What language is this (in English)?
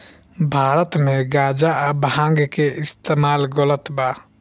Bhojpuri